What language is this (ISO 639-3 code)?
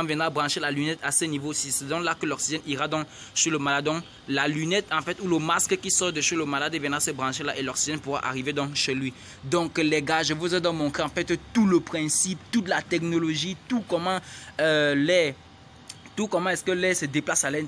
fra